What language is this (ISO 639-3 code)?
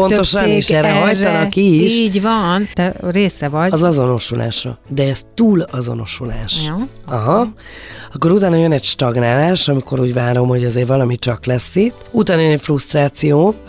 hun